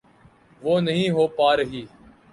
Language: Urdu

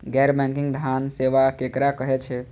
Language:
Maithili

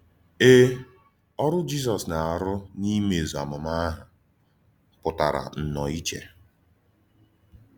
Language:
Igbo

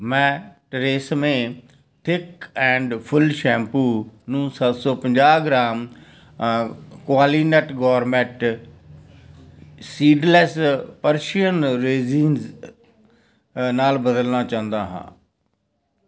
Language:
Punjabi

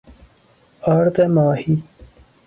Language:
Persian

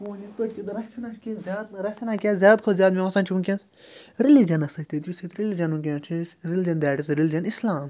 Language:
Kashmiri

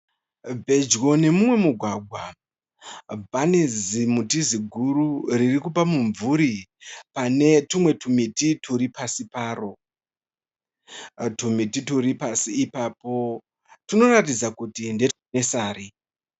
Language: Shona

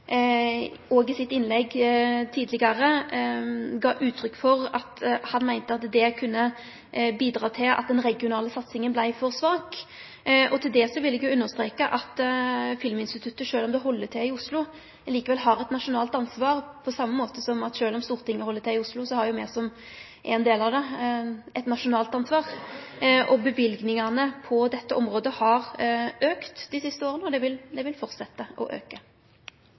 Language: Norwegian Nynorsk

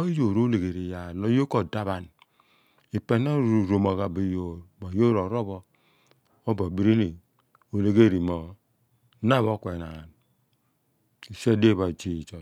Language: Abua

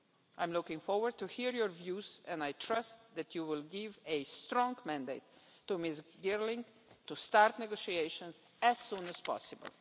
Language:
English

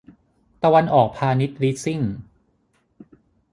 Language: Thai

